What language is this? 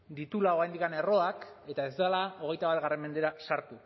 Basque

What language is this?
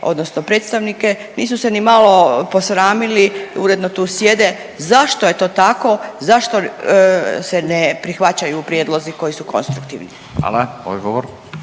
Croatian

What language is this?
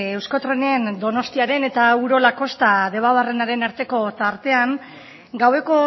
Basque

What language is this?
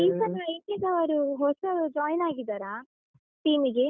Kannada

